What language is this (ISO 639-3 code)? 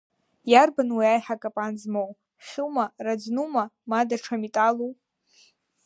abk